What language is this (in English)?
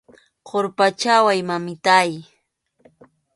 Arequipa-La Unión Quechua